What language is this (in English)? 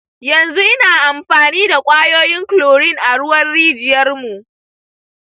Hausa